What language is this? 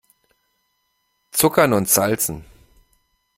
German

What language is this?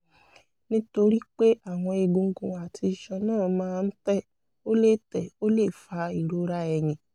Yoruba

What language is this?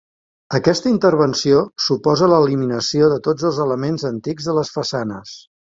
Catalan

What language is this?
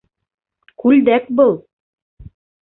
Bashkir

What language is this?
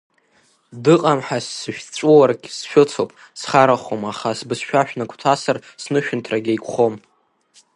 Abkhazian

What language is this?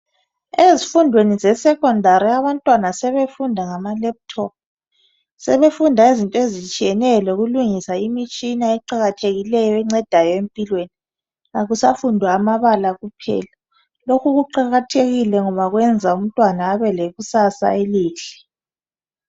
North Ndebele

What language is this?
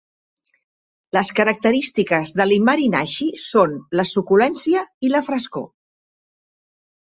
Catalan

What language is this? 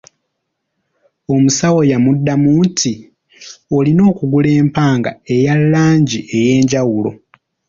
Ganda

